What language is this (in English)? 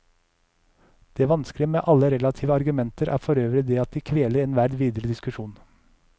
Norwegian